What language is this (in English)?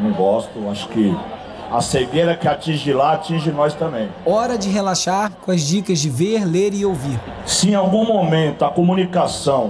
Portuguese